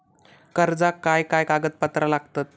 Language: Marathi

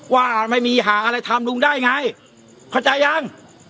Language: Thai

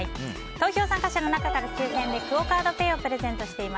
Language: Japanese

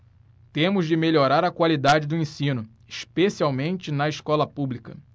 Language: Portuguese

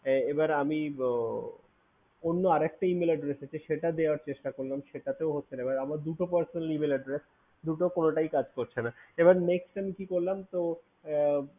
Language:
Bangla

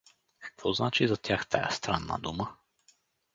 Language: Bulgarian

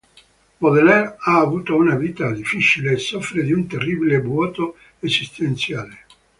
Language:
Italian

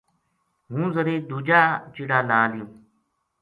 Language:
Gujari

